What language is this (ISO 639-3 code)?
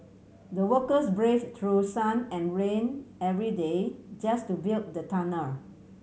eng